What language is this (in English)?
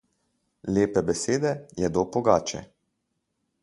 Slovenian